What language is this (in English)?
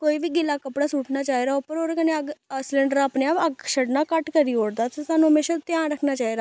Dogri